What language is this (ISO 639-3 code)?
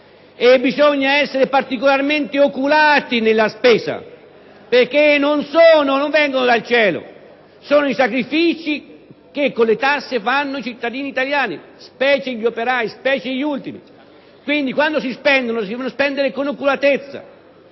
ita